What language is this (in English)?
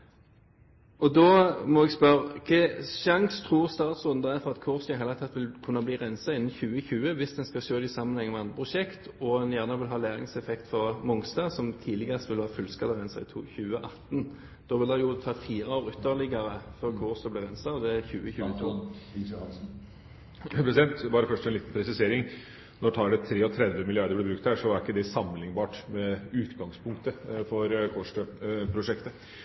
Norwegian Bokmål